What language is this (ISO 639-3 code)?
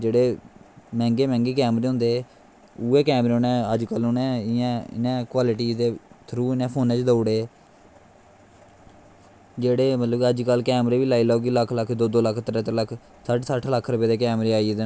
doi